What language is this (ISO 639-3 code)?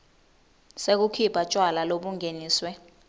ssw